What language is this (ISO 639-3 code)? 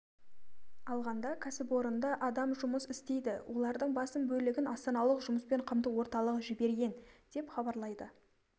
kaz